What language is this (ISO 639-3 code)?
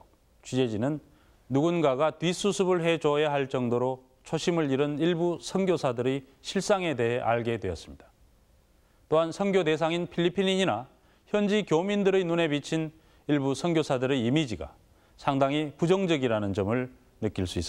kor